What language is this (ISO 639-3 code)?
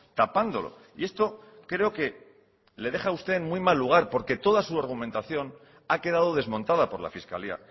spa